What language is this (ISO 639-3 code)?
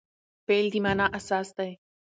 pus